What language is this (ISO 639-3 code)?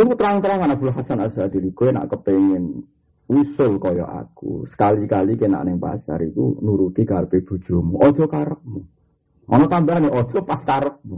msa